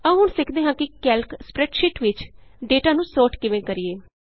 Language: Punjabi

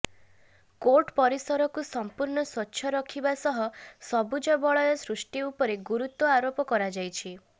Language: Odia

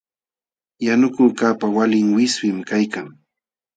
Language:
Jauja Wanca Quechua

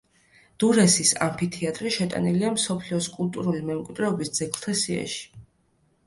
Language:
Georgian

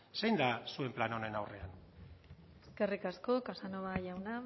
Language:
Basque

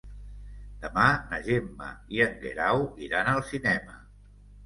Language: Catalan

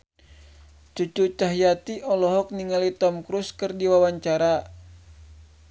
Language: Sundanese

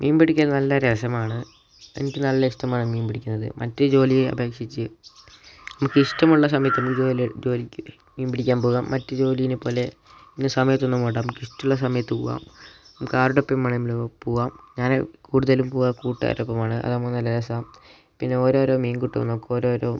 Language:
Malayalam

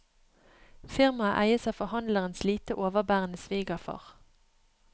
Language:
Norwegian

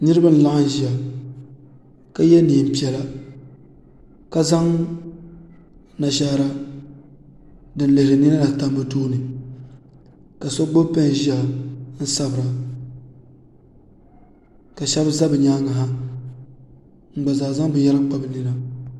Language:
Dagbani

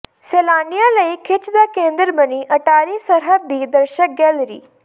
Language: Punjabi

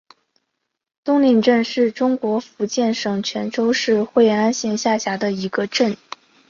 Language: Chinese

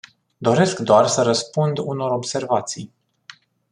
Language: Romanian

